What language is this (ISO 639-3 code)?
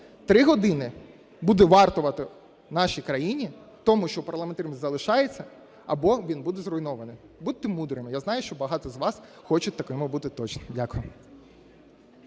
ukr